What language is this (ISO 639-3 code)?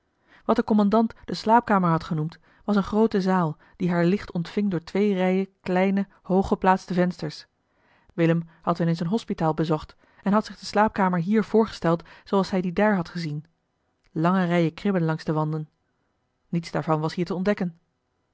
nld